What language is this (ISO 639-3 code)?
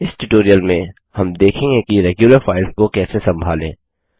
hin